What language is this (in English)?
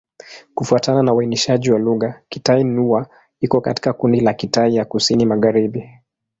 Swahili